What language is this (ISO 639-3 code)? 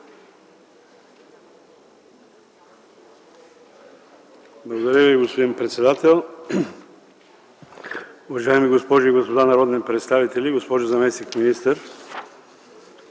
bul